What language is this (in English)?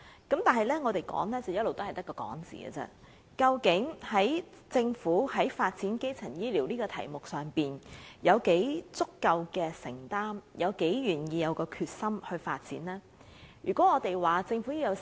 Cantonese